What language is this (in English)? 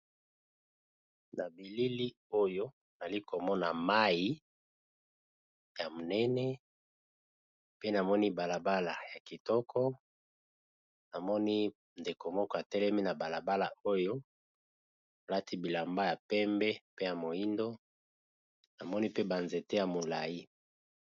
Lingala